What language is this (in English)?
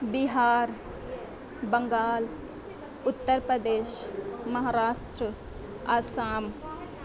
Urdu